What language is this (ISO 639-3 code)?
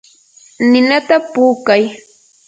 qur